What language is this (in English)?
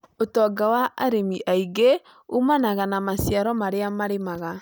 Kikuyu